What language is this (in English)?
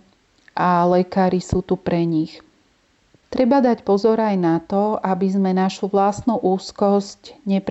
Slovak